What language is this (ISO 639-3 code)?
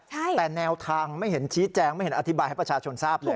tha